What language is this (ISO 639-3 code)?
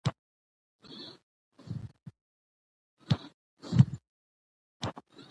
pus